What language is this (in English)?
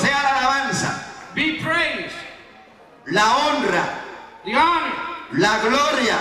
Spanish